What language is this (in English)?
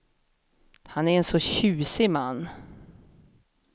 Swedish